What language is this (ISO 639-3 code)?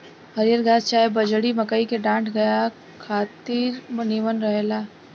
bho